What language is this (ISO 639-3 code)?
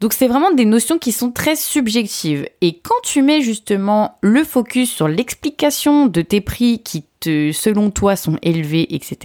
fra